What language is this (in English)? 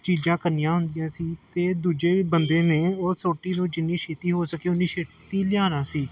Punjabi